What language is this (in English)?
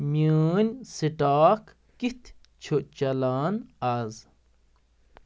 Kashmiri